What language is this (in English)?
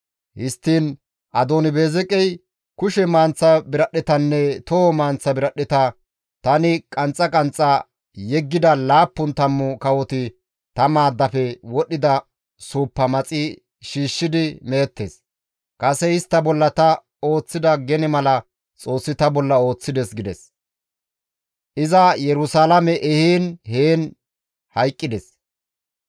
Gamo